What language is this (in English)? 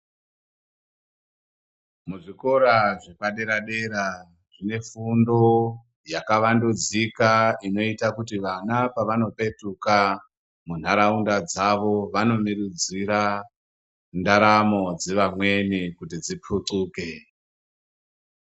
Ndau